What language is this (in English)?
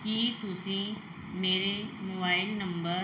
Punjabi